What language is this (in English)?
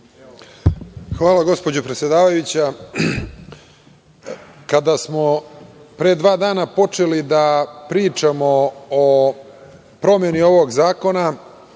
Serbian